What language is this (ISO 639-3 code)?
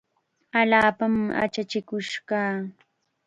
qxa